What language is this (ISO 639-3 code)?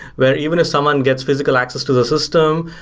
eng